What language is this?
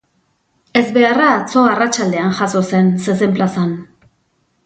Basque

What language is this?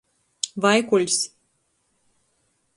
Latgalian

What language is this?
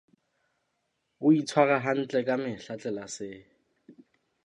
Southern Sotho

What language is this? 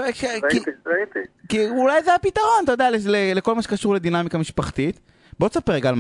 Hebrew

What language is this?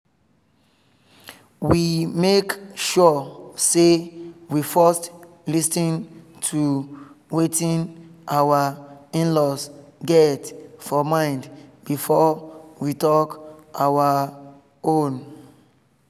Nigerian Pidgin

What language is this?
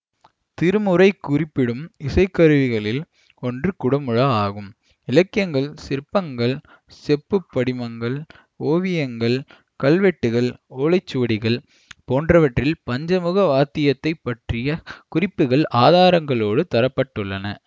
Tamil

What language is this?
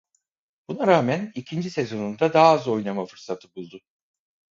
Turkish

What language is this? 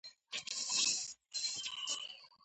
Georgian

